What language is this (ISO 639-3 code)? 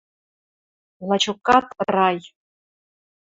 mrj